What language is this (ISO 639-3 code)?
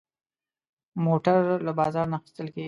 pus